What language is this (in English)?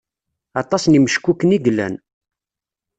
Kabyle